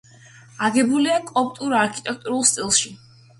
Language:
Georgian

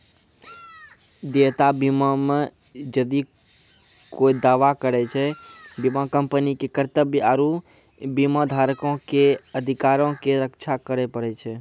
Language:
Maithili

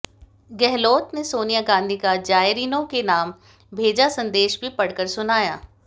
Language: Hindi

